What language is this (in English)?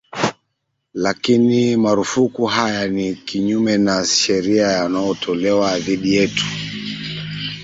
Swahili